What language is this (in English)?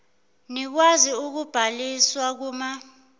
Zulu